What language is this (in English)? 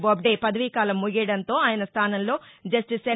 Telugu